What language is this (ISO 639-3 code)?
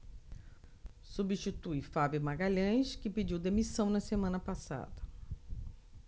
por